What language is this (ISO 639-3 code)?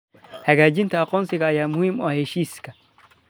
som